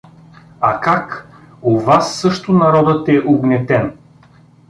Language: Bulgarian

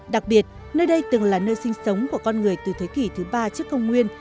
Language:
Vietnamese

